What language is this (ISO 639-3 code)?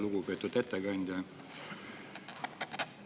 est